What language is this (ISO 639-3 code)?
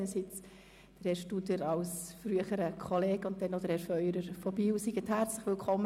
gsw